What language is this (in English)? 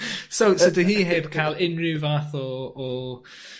Welsh